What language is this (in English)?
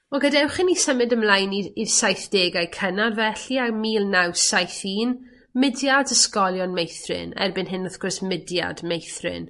Welsh